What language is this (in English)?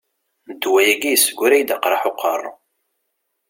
Kabyle